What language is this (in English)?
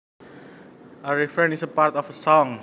Javanese